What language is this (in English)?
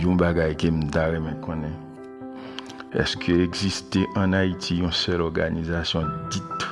French